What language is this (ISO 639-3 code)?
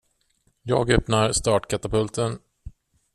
swe